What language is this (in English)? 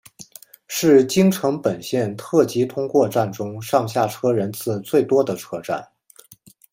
Chinese